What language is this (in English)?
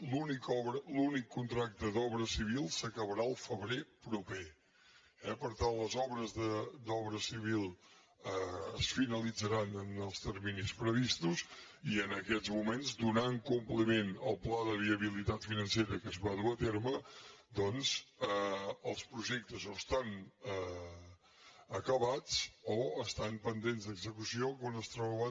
Catalan